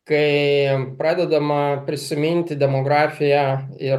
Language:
Lithuanian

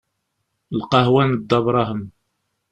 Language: Kabyle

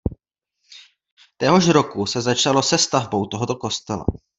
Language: Czech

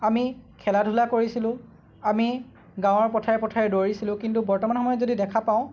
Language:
Assamese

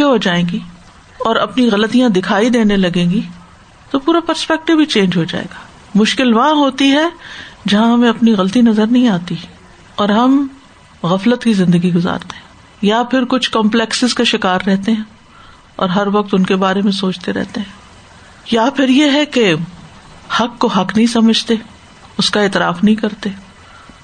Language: Urdu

